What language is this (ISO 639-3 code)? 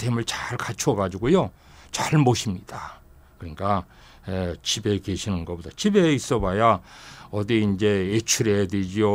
kor